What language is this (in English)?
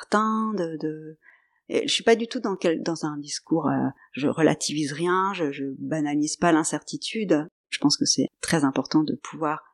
French